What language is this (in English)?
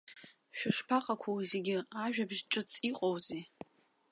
Abkhazian